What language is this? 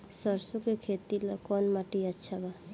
Bhojpuri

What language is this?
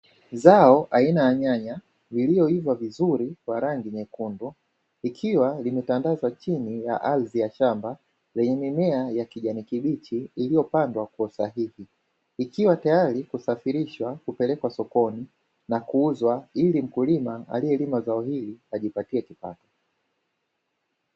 Swahili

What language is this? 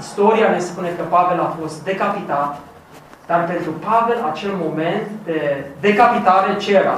Romanian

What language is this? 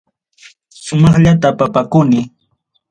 Ayacucho Quechua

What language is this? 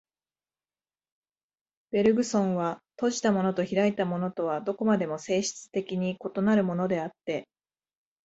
Japanese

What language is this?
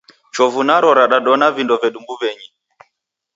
Taita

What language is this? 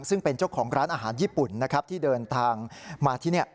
Thai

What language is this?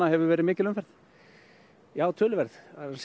Icelandic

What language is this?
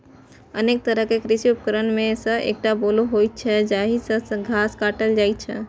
Maithili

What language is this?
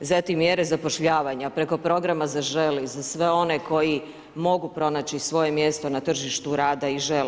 Croatian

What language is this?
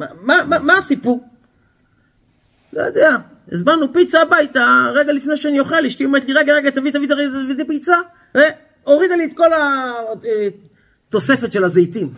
Hebrew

